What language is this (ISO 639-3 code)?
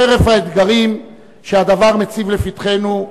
heb